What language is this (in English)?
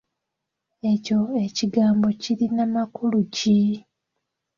Ganda